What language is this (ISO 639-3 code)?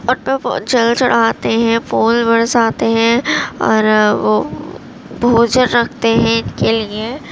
urd